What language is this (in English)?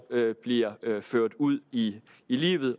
Danish